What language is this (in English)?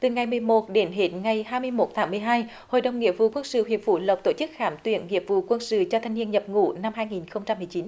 Vietnamese